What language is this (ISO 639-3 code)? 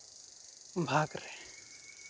sat